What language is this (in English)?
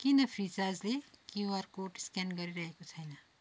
Nepali